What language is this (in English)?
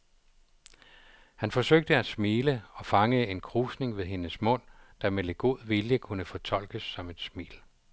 Danish